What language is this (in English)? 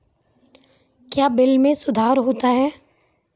Maithili